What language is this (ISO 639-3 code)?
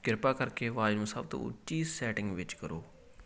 pan